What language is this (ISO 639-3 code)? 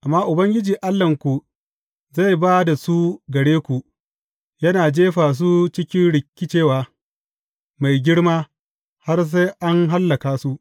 hau